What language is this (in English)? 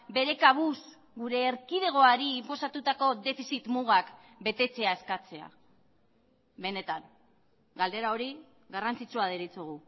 Basque